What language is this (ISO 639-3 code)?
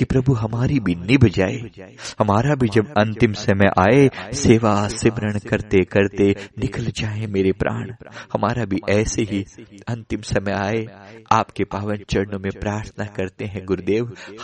hin